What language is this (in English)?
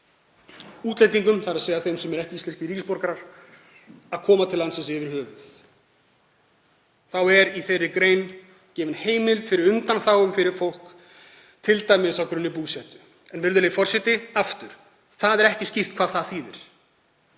Icelandic